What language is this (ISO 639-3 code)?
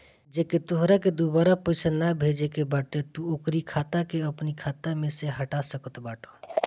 bho